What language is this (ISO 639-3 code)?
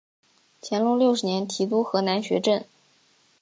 zho